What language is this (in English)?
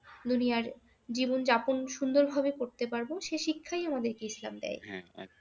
Bangla